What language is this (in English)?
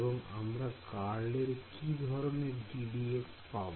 Bangla